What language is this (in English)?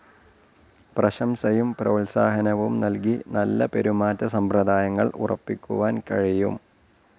Malayalam